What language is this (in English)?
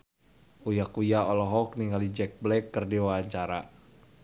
Sundanese